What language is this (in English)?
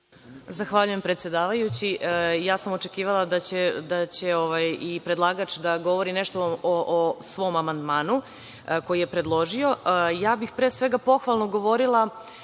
Serbian